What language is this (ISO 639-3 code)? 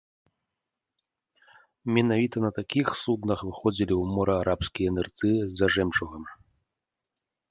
bel